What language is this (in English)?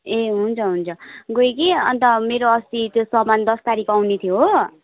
Nepali